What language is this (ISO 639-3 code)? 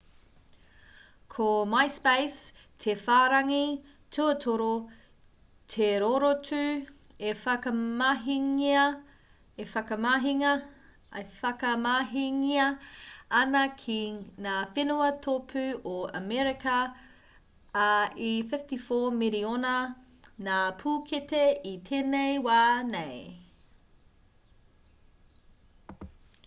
mri